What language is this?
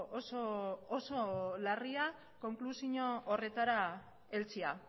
Basque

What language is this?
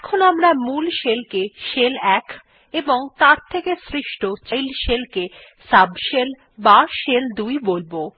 Bangla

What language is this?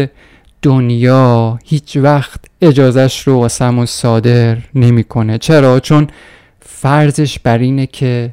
Persian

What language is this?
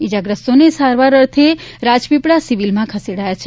Gujarati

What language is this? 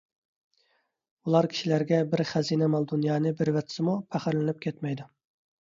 Uyghur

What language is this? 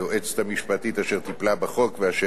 Hebrew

